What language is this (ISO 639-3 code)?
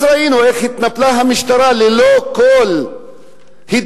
heb